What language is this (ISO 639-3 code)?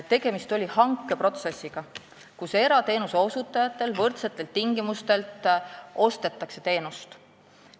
est